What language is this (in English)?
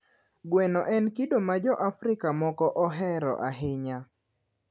Luo (Kenya and Tanzania)